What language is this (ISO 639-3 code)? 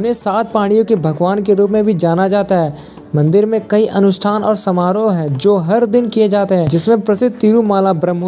hin